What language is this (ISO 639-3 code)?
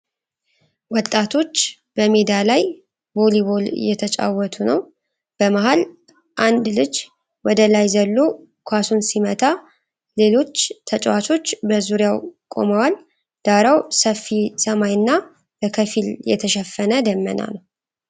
amh